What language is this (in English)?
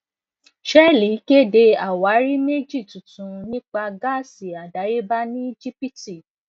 Yoruba